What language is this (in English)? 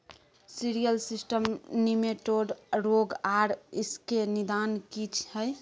Maithili